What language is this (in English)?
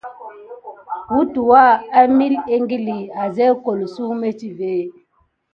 Gidar